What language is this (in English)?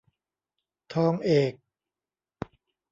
Thai